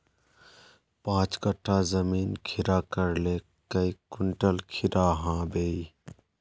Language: Magahi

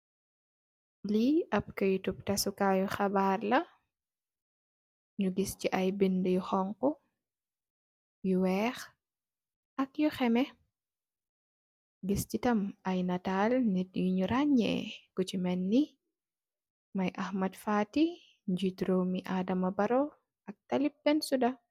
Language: Wolof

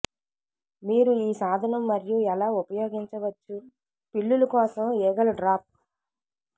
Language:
Telugu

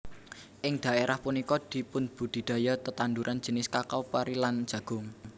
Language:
Javanese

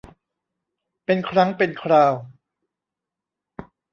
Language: Thai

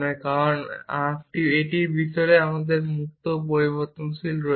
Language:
Bangla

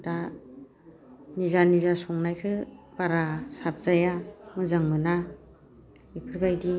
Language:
Bodo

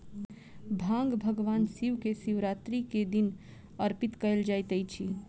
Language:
Maithili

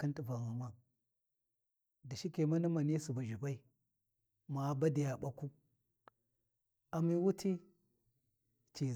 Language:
Warji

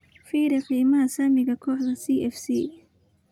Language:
Somali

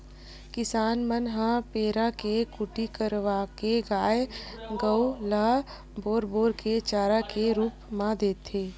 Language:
Chhattisgarhi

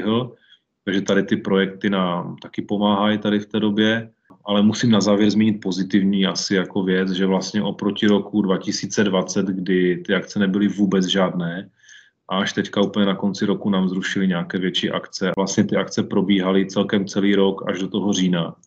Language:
Czech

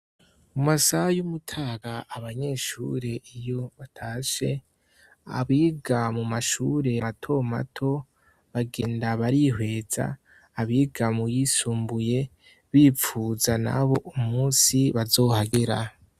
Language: Rundi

